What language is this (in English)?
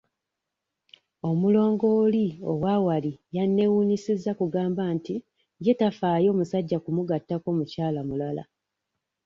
Ganda